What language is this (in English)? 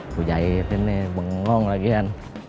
Indonesian